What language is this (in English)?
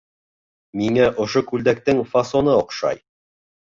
Bashkir